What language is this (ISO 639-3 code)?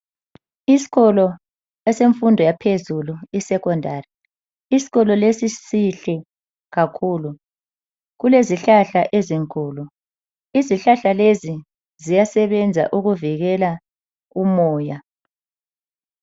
nde